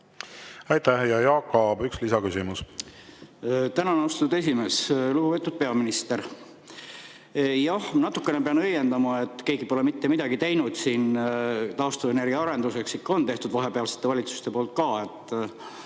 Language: Estonian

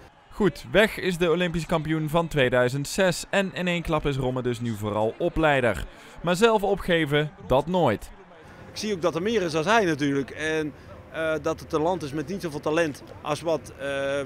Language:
Dutch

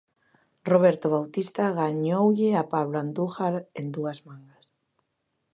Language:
Galician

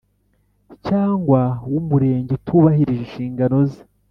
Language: Kinyarwanda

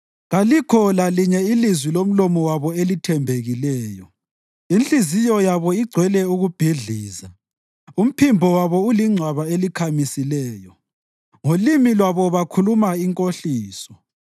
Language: North Ndebele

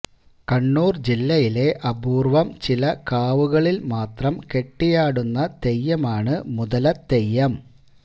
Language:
Malayalam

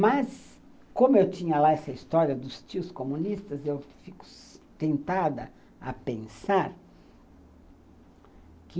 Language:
Portuguese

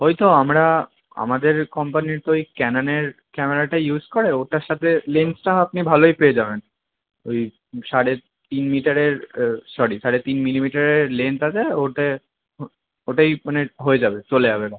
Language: Bangla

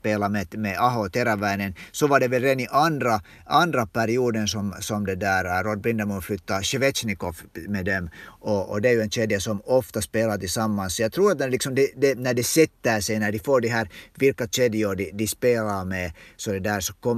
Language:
Swedish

